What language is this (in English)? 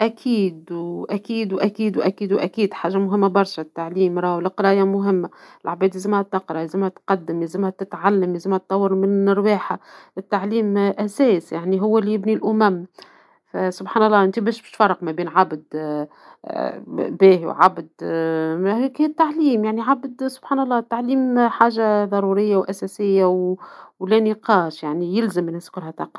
Tunisian Arabic